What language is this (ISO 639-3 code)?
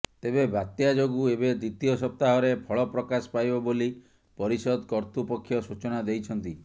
ori